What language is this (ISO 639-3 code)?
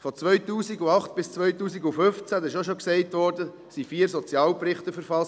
gsw